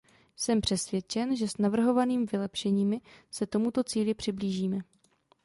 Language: Czech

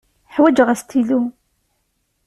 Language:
Kabyle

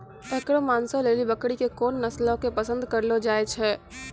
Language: Maithili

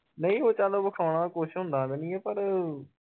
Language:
Punjabi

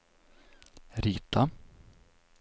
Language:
Swedish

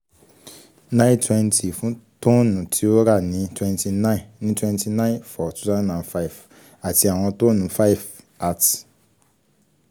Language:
Yoruba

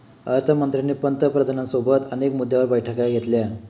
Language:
Marathi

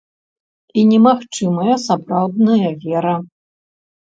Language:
Belarusian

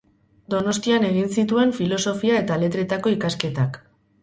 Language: Basque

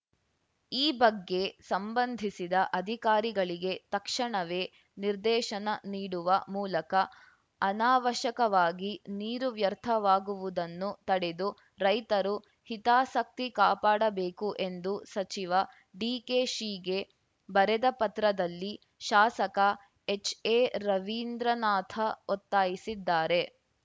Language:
Kannada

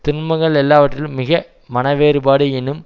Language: Tamil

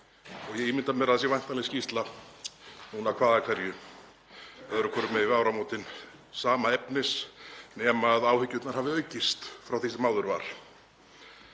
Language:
Icelandic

